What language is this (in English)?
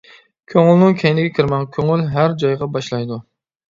Uyghur